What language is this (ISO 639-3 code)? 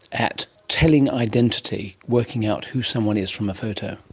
eng